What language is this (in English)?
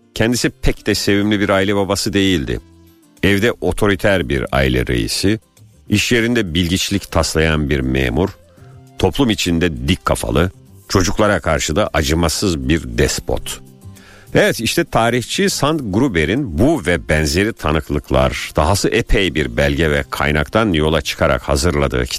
Turkish